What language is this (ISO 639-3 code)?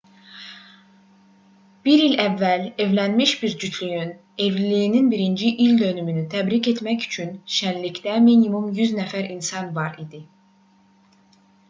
aze